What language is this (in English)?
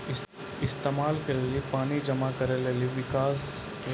Maithili